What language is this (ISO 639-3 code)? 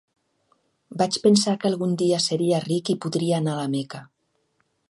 cat